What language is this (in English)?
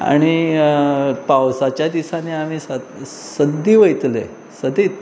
Konkani